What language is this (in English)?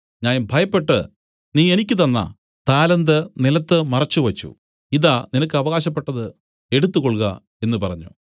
Malayalam